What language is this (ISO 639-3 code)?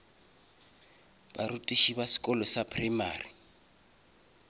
nso